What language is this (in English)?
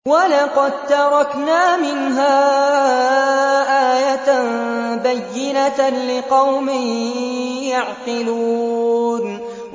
Arabic